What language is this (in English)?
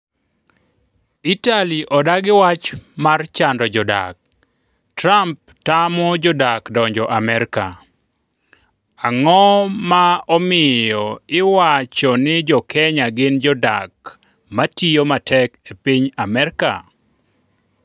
Luo (Kenya and Tanzania)